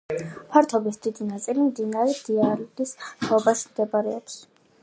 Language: Georgian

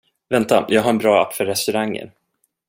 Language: Swedish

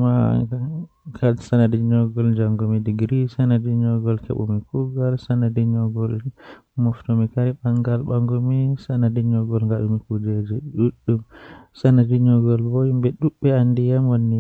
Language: Western Niger Fulfulde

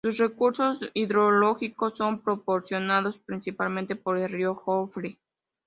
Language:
Spanish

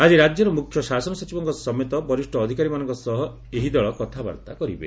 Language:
Odia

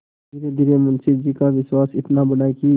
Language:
Hindi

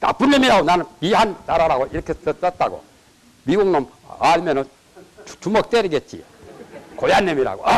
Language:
Korean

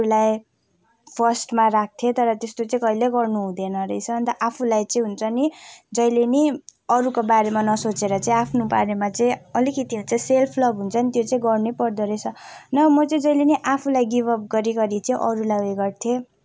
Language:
Nepali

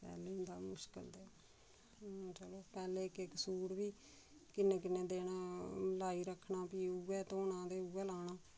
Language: Dogri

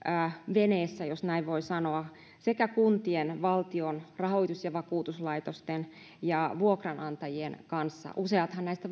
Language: Finnish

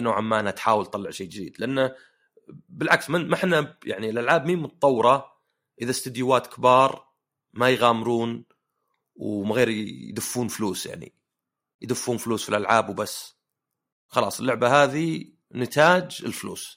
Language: Arabic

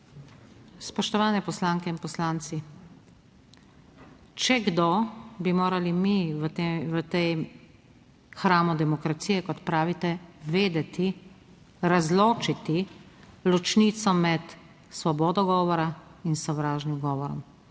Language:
Slovenian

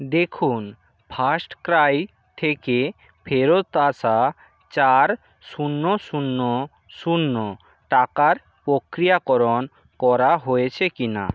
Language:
Bangla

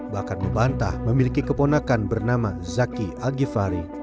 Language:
Indonesian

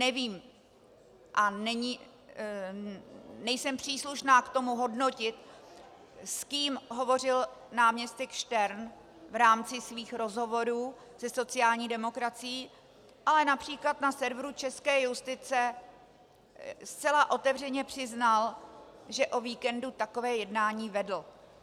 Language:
Czech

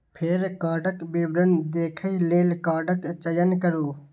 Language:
Maithili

